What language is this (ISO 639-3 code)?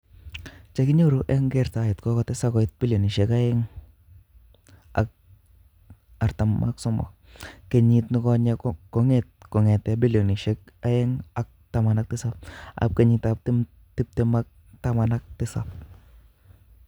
kln